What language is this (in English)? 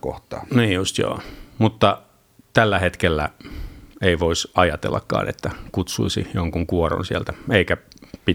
Finnish